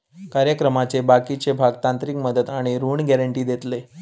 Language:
Marathi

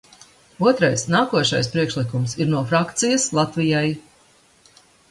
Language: Latvian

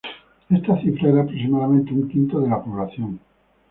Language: Spanish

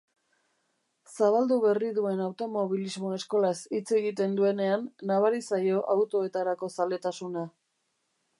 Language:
Basque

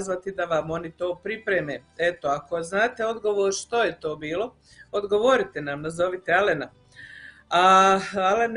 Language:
Croatian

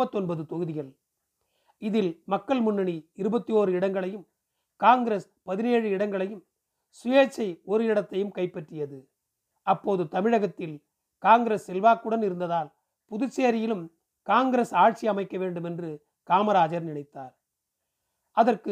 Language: Tamil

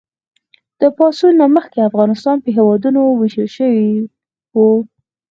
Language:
Pashto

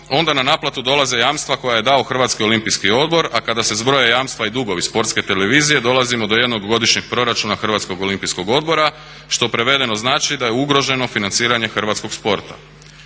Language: Croatian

